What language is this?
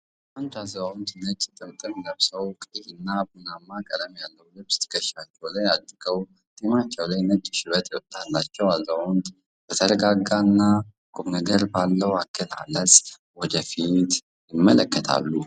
Amharic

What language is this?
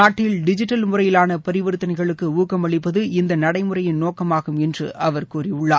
Tamil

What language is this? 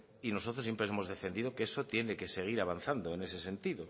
Spanish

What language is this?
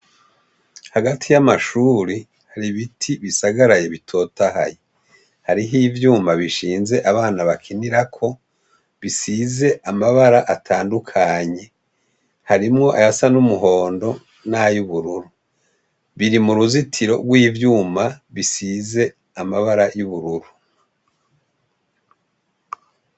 Rundi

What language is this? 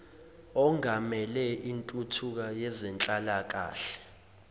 Zulu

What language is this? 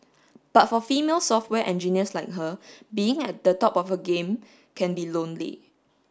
English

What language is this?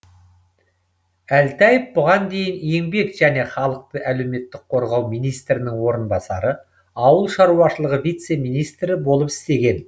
Kazakh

